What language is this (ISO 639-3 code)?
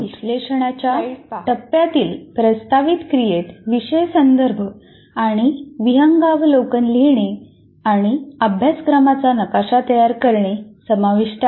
mar